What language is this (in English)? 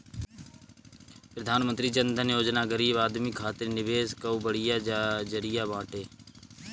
Bhojpuri